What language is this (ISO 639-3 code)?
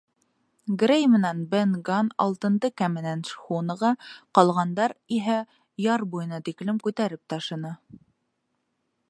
bak